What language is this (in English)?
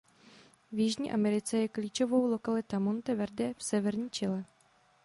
Czech